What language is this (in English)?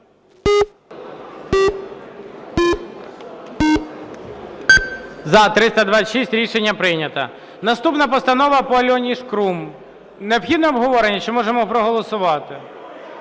Ukrainian